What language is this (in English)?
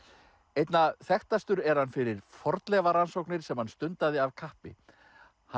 Icelandic